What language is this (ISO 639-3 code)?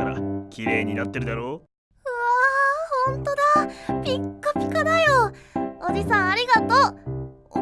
jpn